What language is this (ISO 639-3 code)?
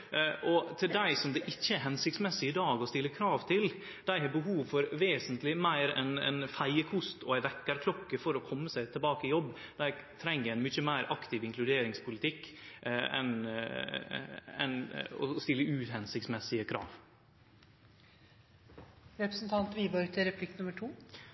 nno